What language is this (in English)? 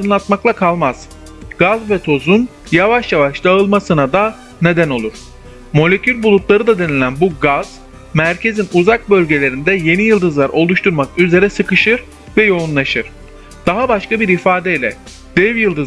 Turkish